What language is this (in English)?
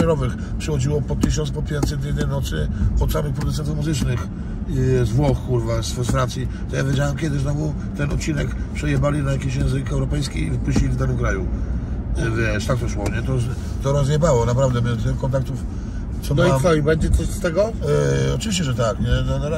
Polish